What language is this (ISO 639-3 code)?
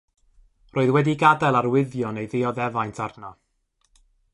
cym